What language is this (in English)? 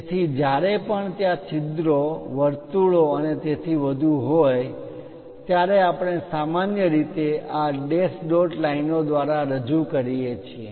Gujarati